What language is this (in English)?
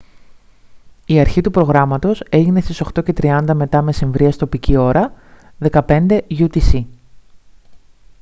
Greek